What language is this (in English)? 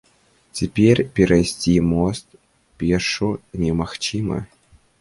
Belarusian